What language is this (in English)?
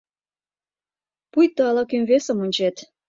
Mari